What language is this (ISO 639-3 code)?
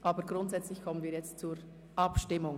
gsw